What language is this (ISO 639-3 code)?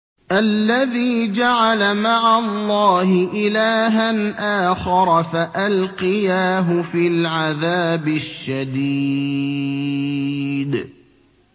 ara